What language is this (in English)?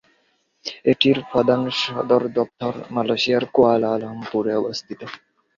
Bangla